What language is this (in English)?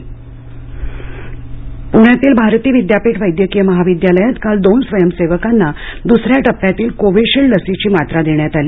Marathi